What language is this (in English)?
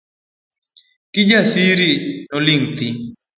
Luo (Kenya and Tanzania)